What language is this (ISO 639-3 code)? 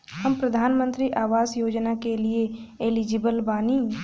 bho